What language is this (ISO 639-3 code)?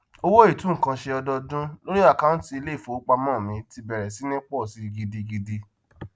yor